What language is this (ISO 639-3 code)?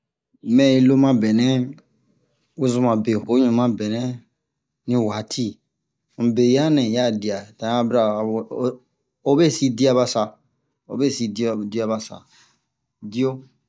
bmq